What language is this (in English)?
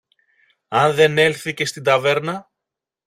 Greek